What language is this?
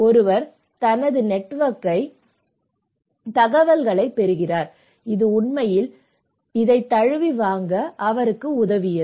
Tamil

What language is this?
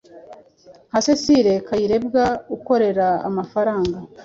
Kinyarwanda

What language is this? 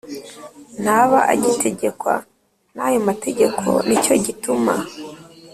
Kinyarwanda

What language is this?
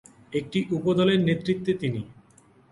Bangla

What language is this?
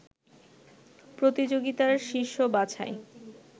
Bangla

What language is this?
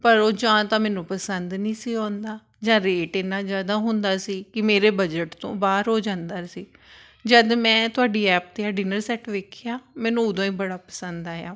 Punjabi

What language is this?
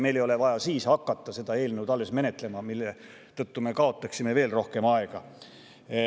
Estonian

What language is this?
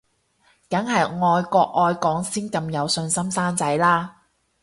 Cantonese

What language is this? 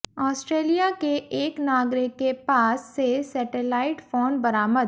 Hindi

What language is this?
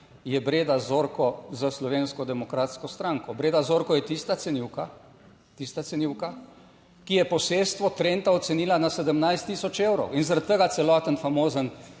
Slovenian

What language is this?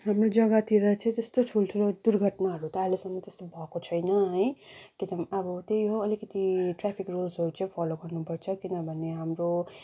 Nepali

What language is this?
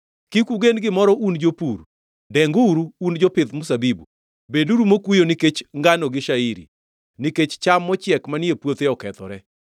Luo (Kenya and Tanzania)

